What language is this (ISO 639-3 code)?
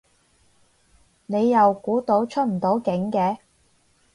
yue